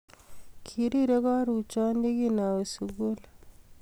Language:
Kalenjin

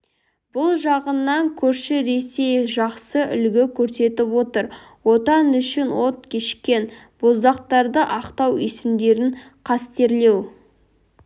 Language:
Kazakh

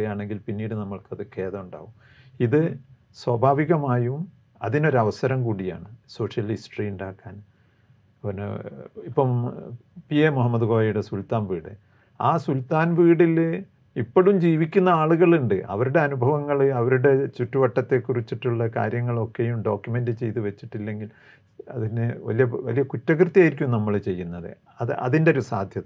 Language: Malayalam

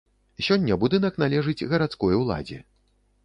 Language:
Belarusian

